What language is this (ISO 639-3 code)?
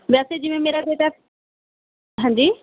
pan